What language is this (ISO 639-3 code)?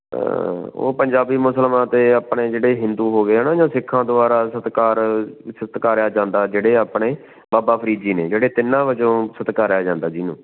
pan